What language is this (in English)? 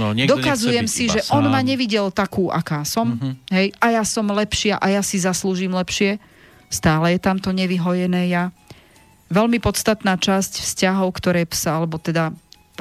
Slovak